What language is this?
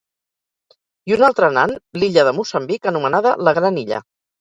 Catalan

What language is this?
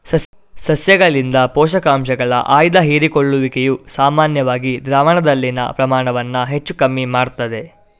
Kannada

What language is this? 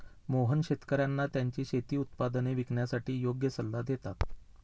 Marathi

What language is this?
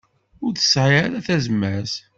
Kabyle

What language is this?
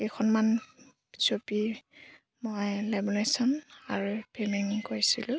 Assamese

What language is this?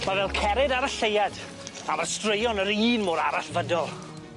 Welsh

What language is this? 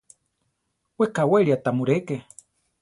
Central Tarahumara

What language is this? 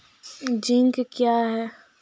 Maithili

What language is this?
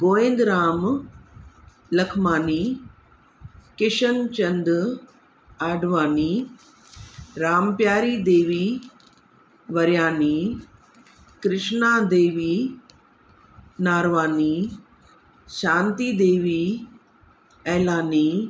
Sindhi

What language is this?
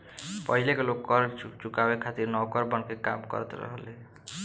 Bhojpuri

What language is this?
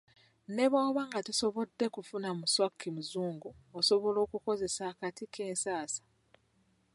Ganda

